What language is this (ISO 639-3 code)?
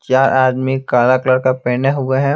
hin